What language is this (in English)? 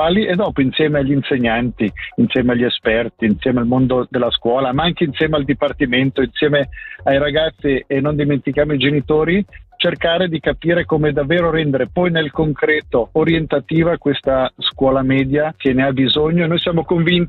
Italian